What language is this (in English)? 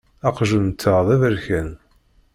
Kabyle